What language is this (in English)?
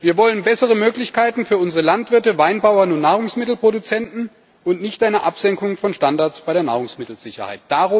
German